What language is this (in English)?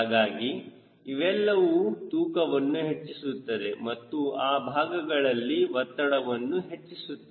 Kannada